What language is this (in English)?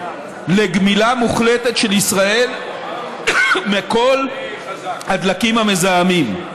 Hebrew